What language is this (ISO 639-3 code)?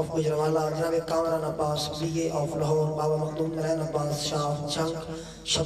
ara